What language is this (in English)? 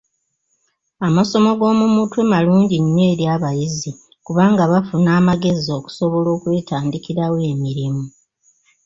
Ganda